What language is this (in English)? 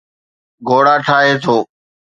Sindhi